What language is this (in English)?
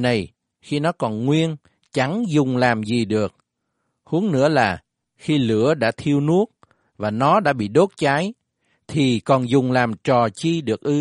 Vietnamese